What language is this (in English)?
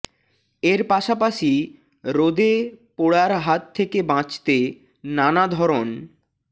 Bangla